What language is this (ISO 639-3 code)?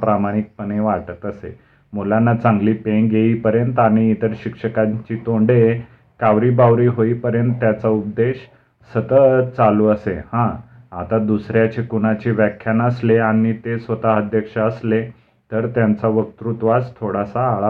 mar